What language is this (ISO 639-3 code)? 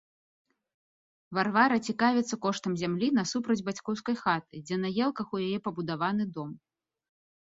bel